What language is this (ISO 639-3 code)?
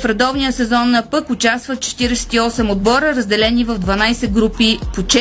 bul